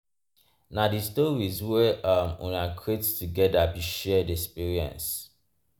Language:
Nigerian Pidgin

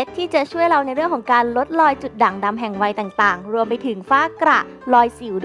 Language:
Thai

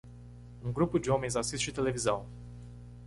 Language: Portuguese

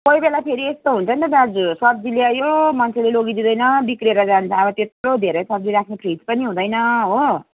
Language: Nepali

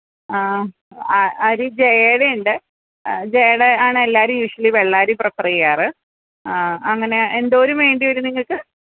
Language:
Malayalam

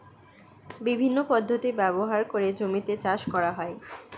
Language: Bangla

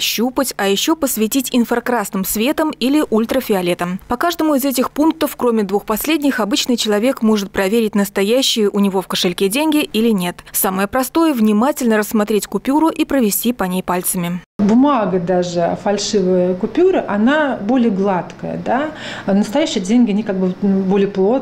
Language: Russian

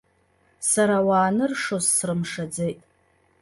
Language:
Abkhazian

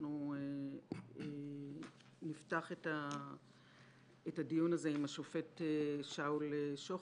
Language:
Hebrew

